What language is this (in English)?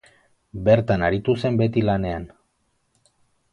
Basque